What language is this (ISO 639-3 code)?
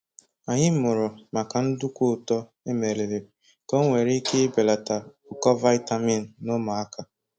ibo